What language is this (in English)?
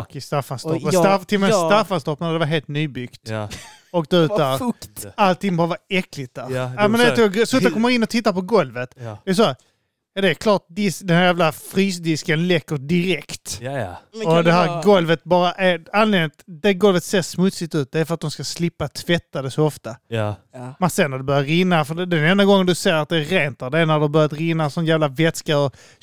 Swedish